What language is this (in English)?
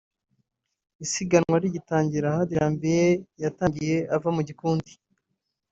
Kinyarwanda